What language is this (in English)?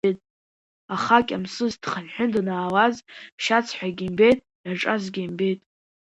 Abkhazian